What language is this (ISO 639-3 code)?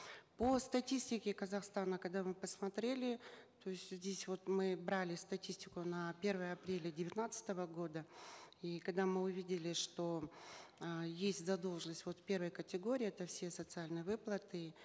kaz